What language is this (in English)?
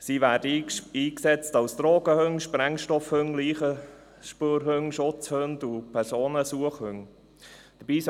Swiss German